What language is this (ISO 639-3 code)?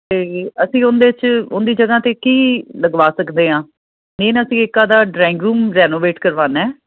pan